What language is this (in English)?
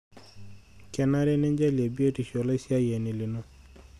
Masai